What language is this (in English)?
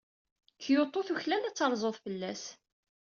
Kabyle